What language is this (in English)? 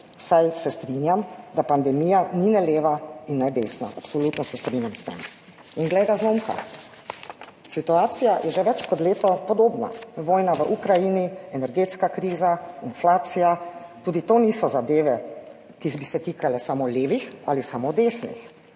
Slovenian